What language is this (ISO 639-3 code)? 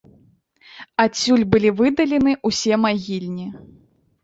bel